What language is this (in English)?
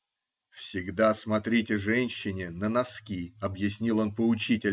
Russian